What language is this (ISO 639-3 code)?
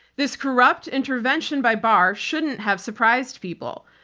eng